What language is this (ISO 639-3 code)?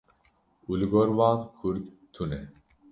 kur